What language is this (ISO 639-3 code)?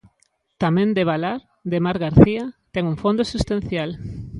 glg